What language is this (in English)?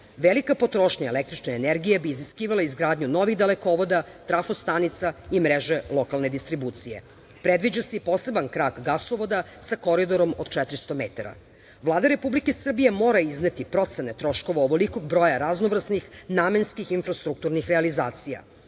Serbian